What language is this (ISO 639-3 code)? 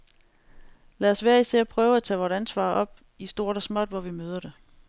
dan